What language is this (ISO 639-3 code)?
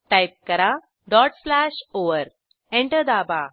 mar